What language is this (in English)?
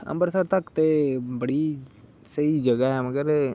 Dogri